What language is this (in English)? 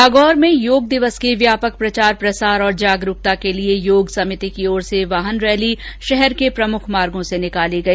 Hindi